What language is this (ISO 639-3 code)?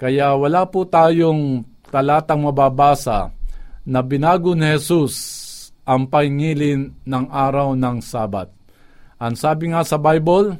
fil